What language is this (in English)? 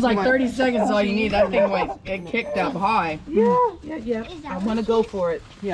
English